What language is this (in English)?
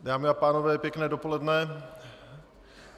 Czech